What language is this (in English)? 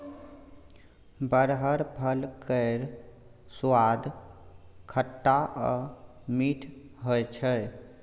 Maithili